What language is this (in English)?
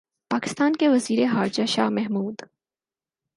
Urdu